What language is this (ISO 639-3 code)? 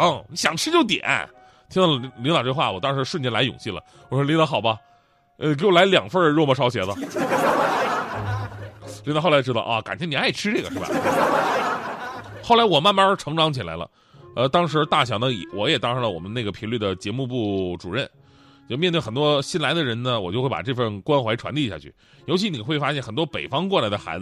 zho